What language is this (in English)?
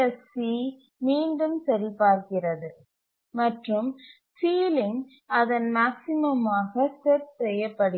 Tamil